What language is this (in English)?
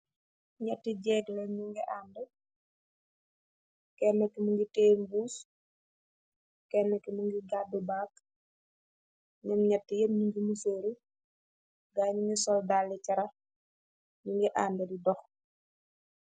Wolof